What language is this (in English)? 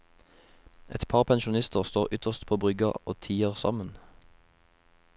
Norwegian